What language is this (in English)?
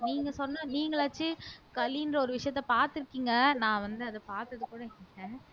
Tamil